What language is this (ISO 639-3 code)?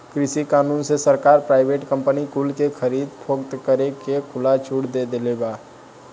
bho